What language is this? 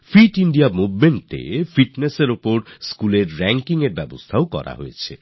Bangla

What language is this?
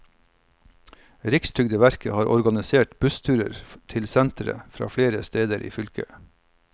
Norwegian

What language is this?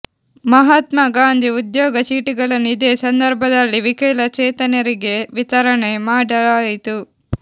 Kannada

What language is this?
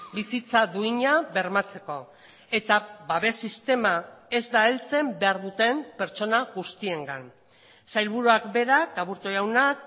Basque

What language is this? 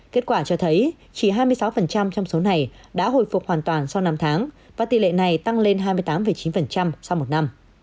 Vietnamese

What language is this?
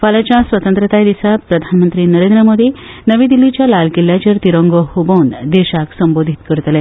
Konkani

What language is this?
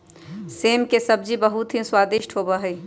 Magahi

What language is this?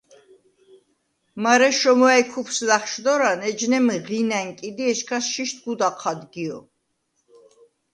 Svan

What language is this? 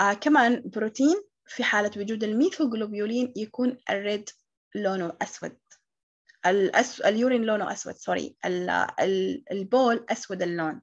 Arabic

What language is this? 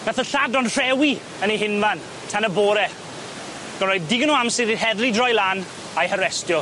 Welsh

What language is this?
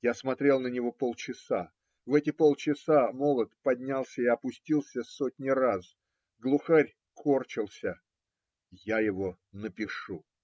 Russian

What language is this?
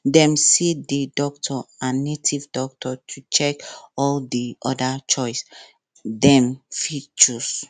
Nigerian Pidgin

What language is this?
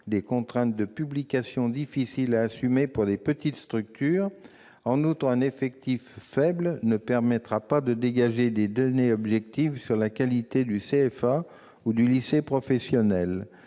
French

